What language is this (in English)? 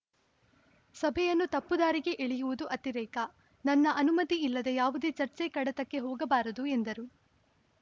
Kannada